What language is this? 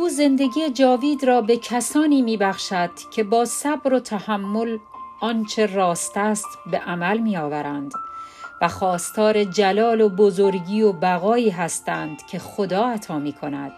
Persian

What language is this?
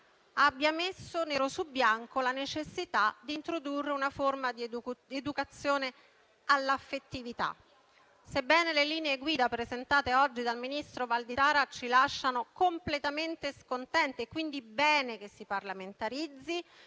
Italian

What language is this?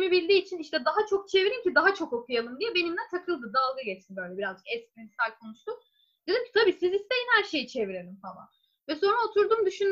Turkish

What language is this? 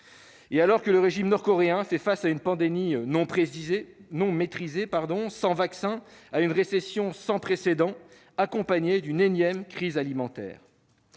French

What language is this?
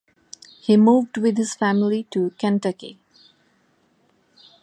English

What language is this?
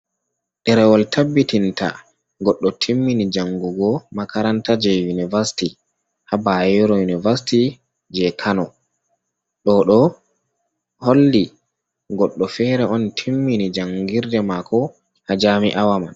Fula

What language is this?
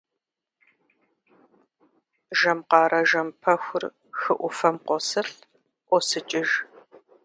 Kabardian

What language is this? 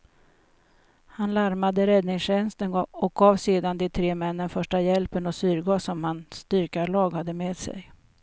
Swedish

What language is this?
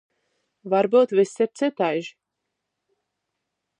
Latgalian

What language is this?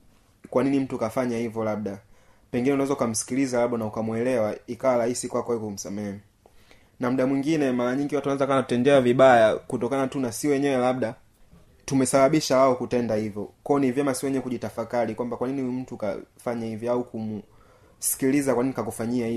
Swahili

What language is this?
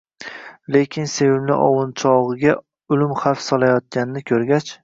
Uzbek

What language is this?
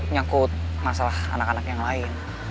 Indonesian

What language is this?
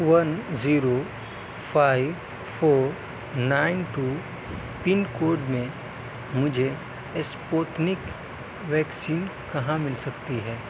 Urdu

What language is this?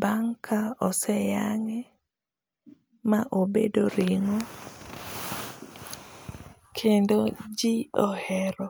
Luo (Kenya and Tanzania)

